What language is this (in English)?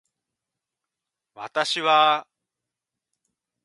Japanese